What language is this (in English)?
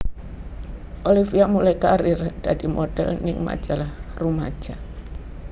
Javanese